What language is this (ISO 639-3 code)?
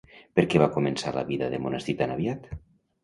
cat